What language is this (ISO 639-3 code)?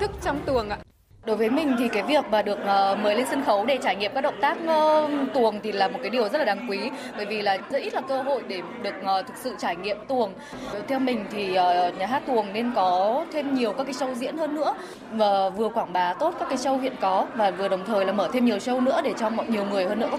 vie